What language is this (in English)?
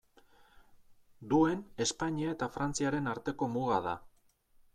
Basque